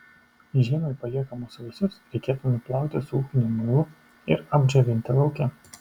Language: Lithuanian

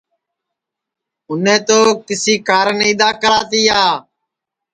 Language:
Sansi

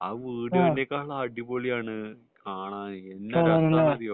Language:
Malayalam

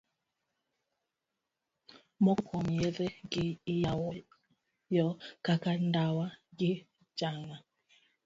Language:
Luo (Kenya and Tanzania)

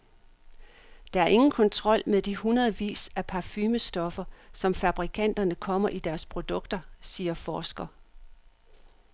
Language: Danish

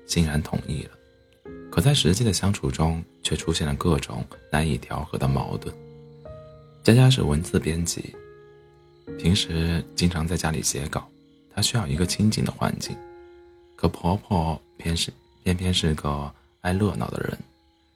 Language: Chinese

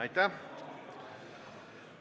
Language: Estonian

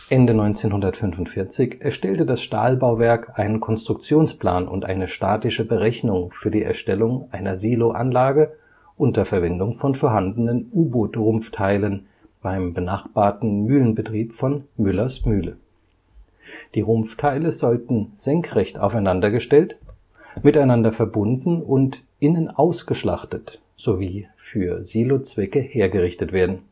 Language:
German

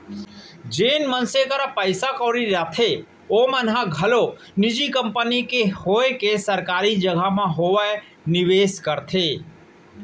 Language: Chhattisgarhi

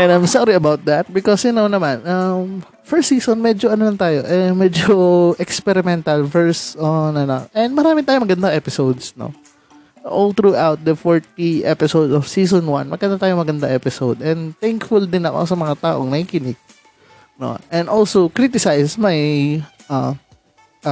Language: Filipino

